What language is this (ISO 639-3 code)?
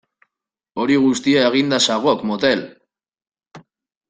eus